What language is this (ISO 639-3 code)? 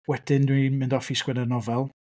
cym